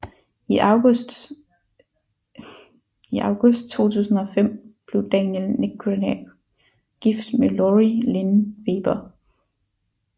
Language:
Danish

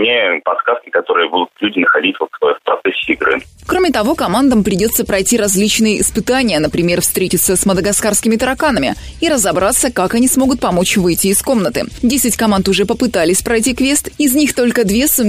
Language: Russian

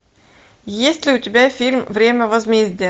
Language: Russian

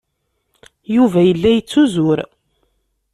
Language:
Kabyle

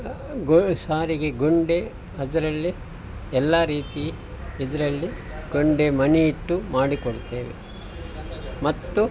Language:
Kannada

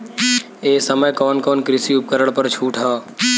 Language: Bhojpuri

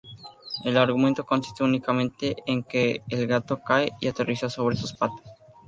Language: Spanish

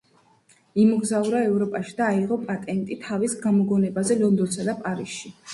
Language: Georgian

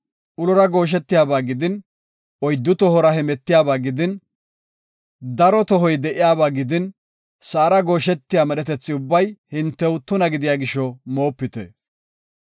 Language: Gofa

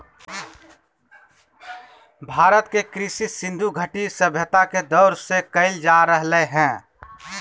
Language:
Magahi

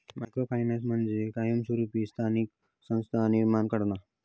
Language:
Marathi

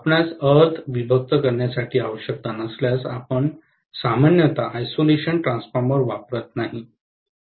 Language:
Marathi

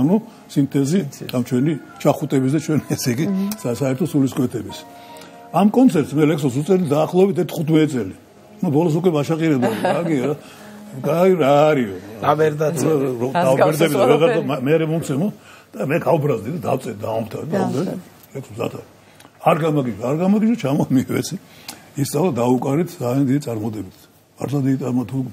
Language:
Turkish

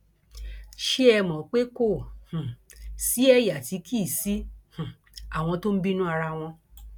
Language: Yoruba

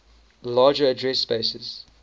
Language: English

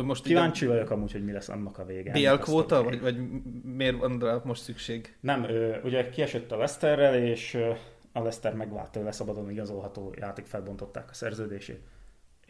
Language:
Hungarian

